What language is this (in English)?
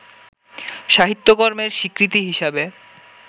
Bangla